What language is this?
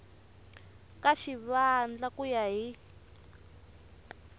Tsonga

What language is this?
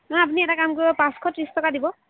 Assamese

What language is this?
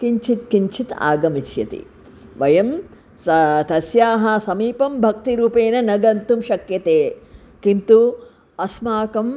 Sanskrit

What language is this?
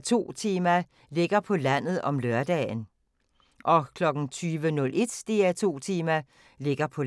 Danish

